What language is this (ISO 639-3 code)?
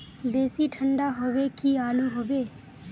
mag